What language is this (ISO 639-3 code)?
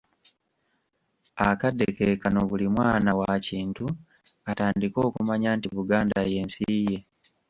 lug